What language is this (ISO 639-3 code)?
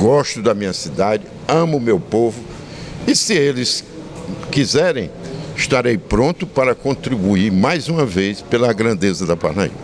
por